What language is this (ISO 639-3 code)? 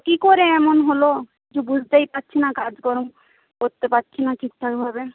ben